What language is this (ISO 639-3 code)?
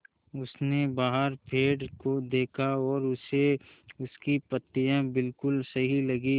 hin